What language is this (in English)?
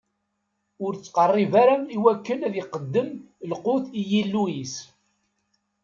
Kabyle